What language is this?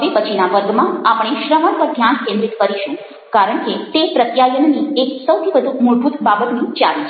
Gujarati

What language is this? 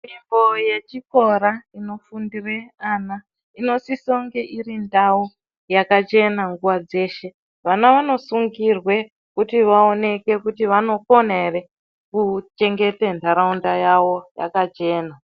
Ndau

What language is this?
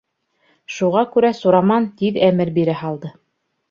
Bashkir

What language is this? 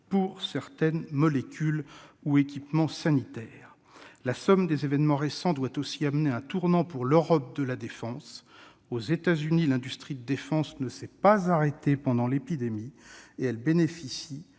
French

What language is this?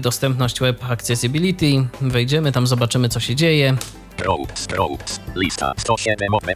Polish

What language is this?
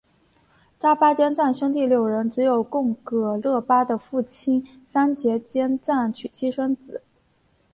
Chinese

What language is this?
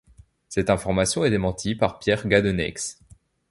French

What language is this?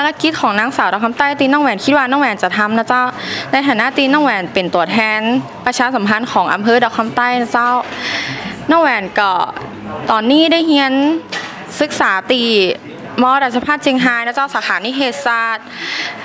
Thai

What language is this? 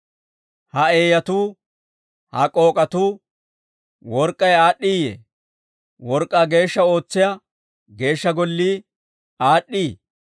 Dawro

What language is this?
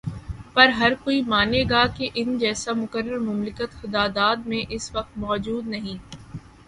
Urdu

